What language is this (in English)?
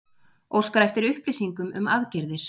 Icelandic